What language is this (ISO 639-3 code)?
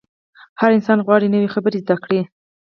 pus